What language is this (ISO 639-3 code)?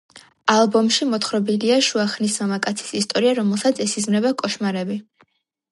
kat